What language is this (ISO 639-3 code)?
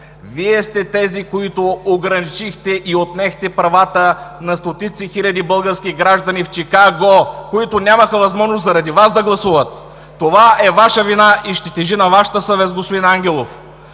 bul